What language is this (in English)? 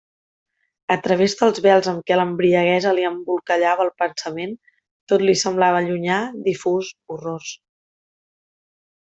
Catalan